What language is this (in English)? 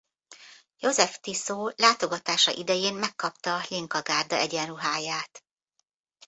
Hungarian